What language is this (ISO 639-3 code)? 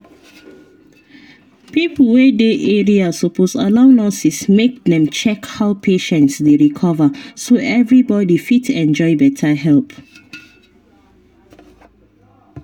pcm